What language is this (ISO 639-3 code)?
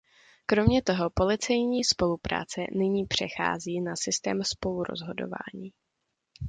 ces